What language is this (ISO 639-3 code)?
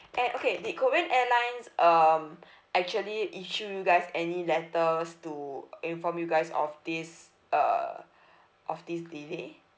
eng